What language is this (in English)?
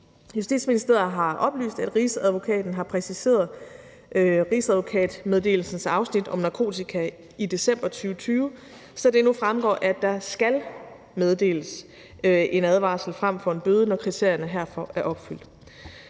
Danish